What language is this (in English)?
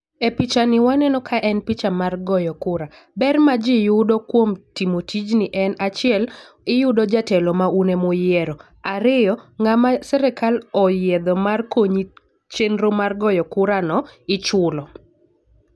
Luo (Kenya and Tanzania)